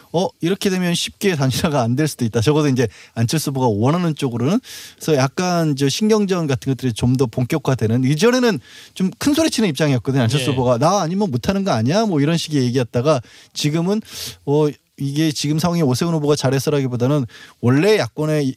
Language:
Korean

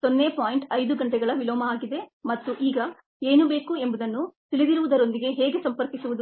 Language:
Kannada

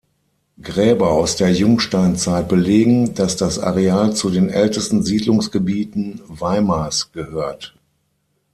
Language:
German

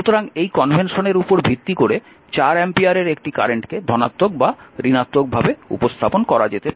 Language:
Bangla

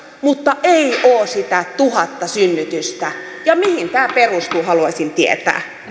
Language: Finnish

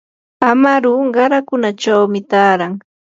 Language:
Yanahuanca Pasco Quechua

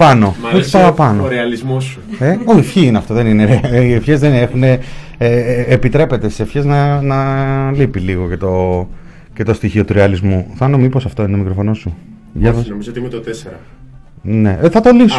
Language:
Greek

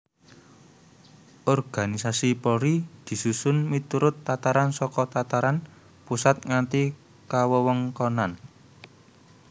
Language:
Javanese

